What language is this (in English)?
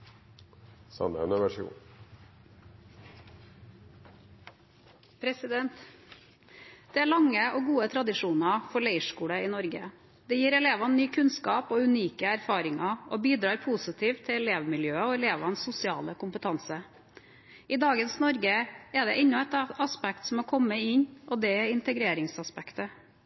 Norwegian Bokmål